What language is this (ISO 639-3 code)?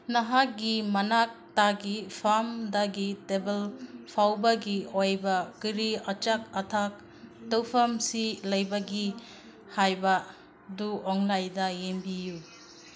mni